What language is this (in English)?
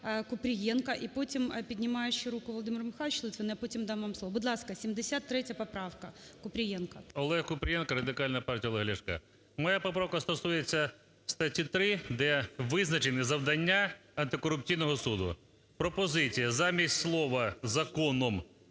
Ukrainian